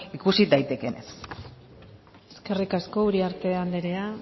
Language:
Basque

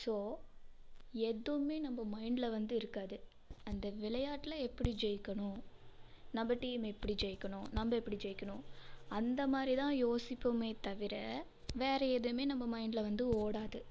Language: Tamil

